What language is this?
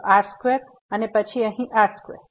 Gujarati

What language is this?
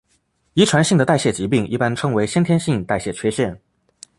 Chinese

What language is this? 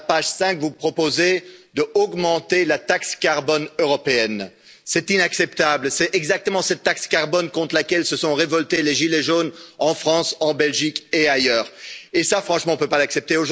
French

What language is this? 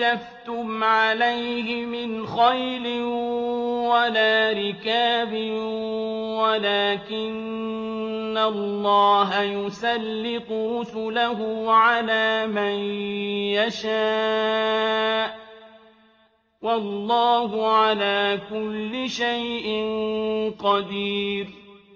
Arabic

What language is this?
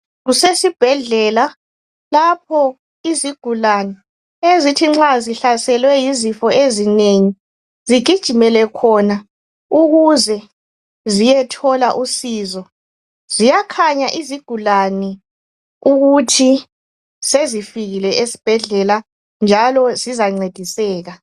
North Ndebele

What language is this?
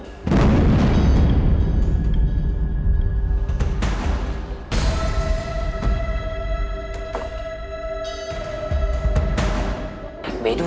Indonesian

